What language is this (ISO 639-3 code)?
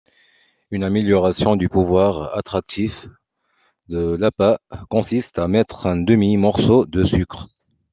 fra